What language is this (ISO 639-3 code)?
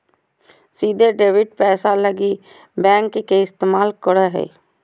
mag